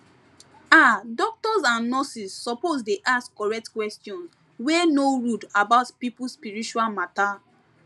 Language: Nigerian Pidgin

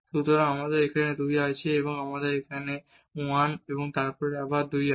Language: Bangla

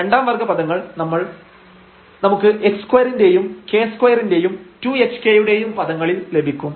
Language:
Malayalam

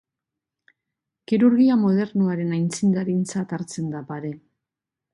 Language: Basque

